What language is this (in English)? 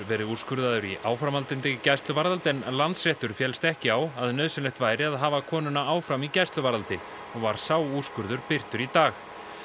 Icelandic